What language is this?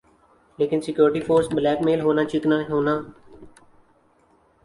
Urdu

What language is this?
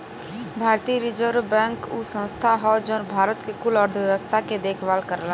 Bhojpuri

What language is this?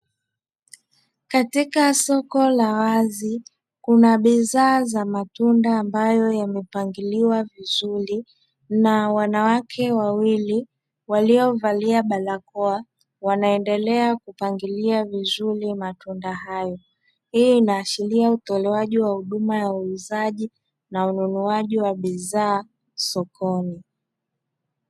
Swahili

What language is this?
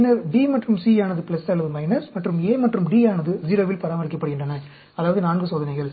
Tamil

